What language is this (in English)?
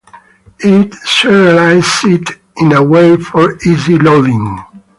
English